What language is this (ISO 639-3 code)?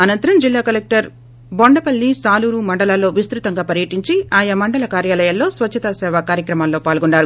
tel